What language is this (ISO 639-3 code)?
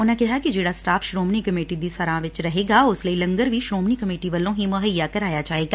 pan